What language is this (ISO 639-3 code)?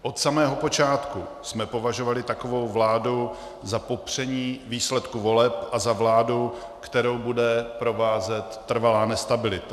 ces